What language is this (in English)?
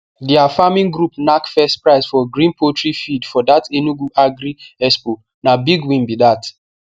Nigerian Pidgin